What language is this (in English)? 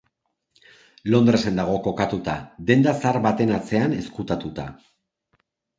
Basque